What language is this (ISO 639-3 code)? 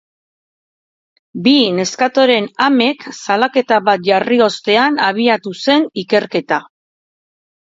eus